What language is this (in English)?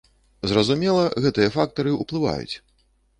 Belarusian